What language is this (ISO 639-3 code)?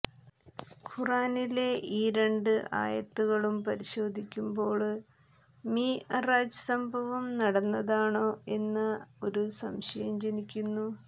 mal